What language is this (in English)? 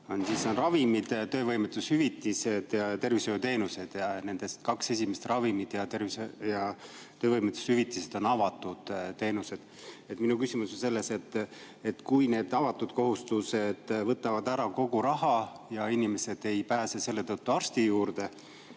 Estonian